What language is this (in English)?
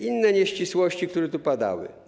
Polish